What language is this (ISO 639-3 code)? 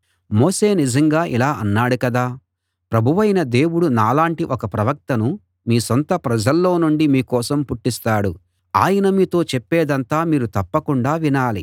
tel